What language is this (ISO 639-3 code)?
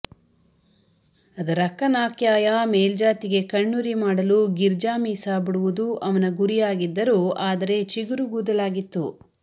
kan